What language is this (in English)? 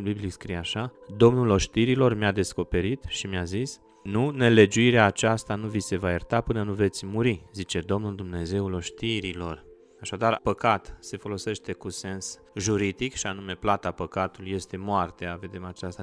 Romanian